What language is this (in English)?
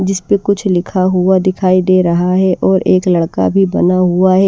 Hindi